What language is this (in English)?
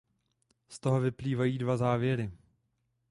Czech